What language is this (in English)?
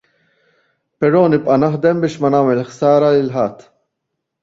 Maltese